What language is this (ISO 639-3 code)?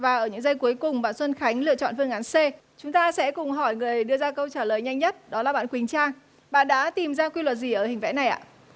vie